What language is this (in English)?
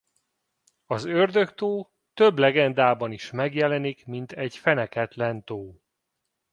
Hungarian